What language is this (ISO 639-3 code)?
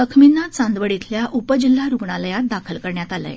mar